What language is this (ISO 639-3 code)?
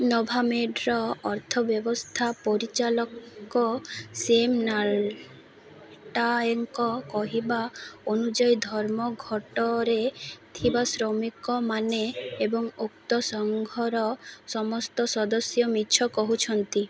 ori